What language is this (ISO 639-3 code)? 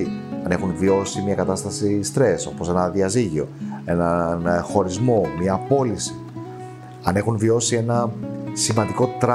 ell